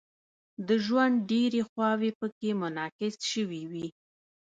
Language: Pashto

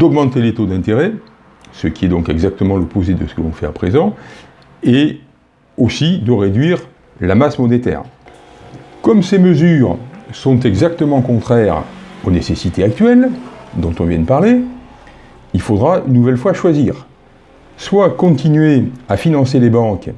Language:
French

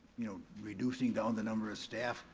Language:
English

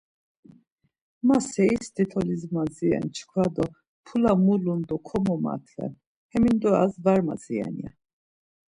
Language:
Laz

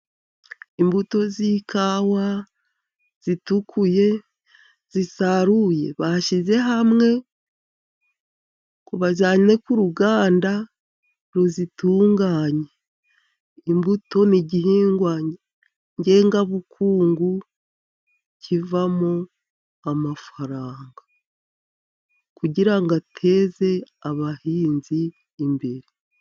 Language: Kinyarwanda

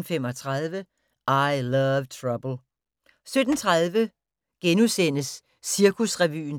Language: Danish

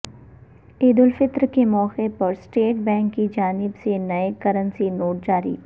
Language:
Urdu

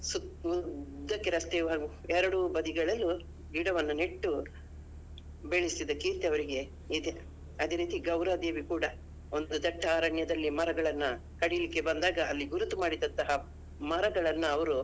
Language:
Kannada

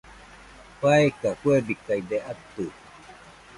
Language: Nüpode Huitoto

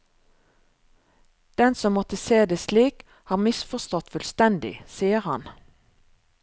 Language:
Norwegian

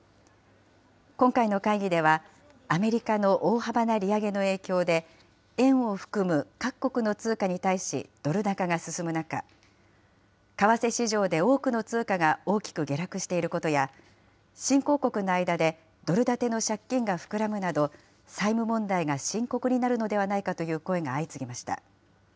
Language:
Japanese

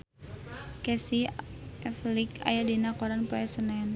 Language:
Sundanese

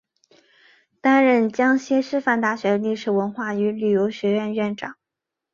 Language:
Chinese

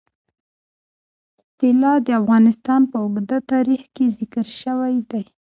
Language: Pashto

